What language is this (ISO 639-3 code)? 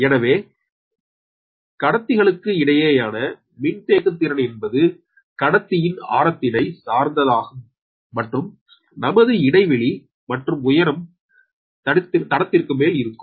tam